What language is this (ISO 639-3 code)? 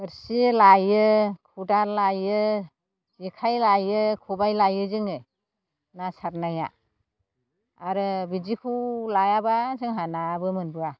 brx